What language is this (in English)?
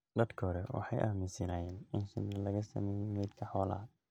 Somali